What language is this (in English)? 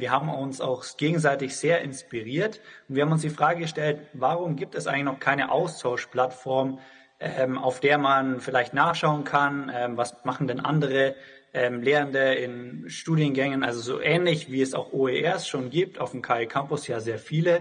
German